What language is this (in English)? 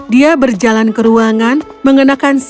Indonesian